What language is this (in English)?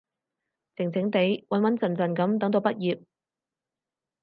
Cantonese